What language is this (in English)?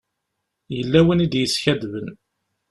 Kabyle